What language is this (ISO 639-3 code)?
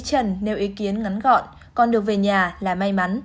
vie